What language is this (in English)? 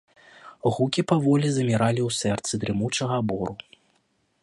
Belarusian